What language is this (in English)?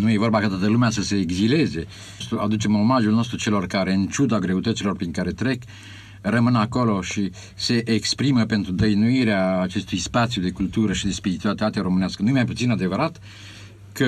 Romanian